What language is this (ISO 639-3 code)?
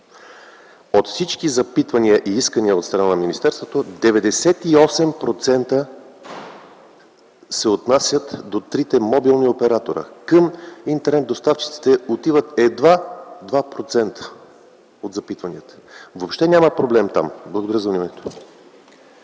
bul